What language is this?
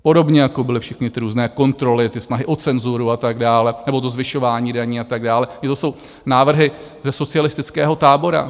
Czech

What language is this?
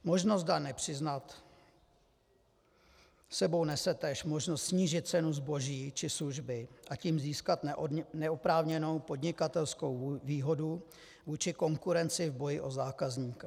Czech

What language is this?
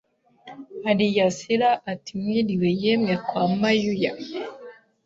Kinyarwanda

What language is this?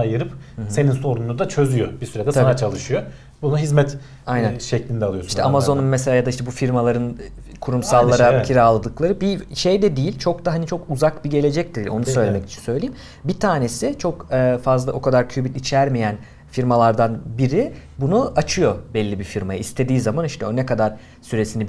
Turkish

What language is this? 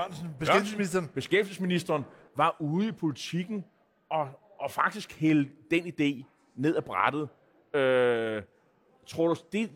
Danish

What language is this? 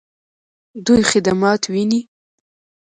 Pashto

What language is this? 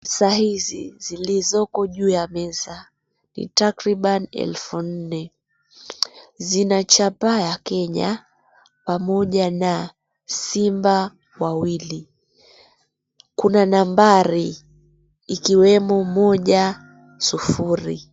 Swahili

